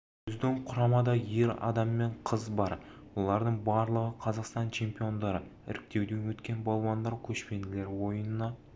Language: Kazakh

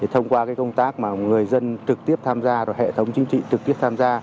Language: Vietnamese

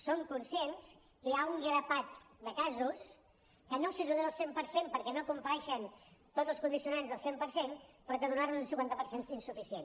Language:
Catalan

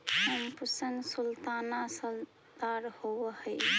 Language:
Magahi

